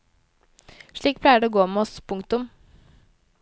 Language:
Norwegian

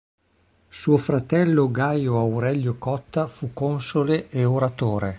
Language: Italian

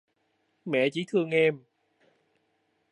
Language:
Vietnamese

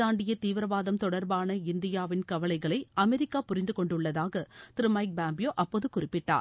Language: Tamil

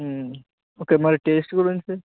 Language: Telugu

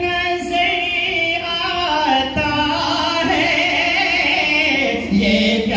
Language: Arabic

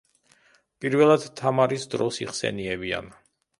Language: Georgian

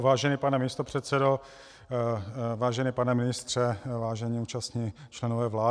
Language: Czech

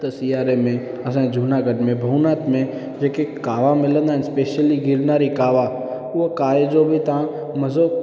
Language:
Sindhi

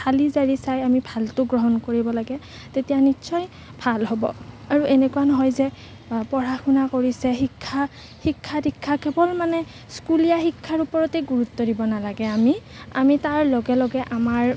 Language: Assamese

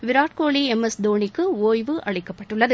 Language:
Tamil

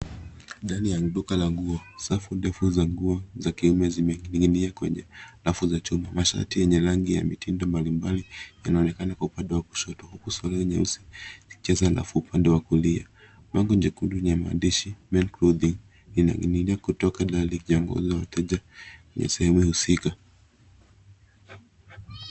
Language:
Swahili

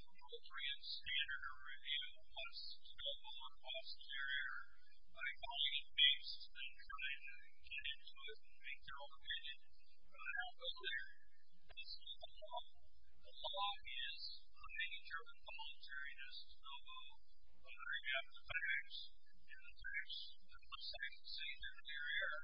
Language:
English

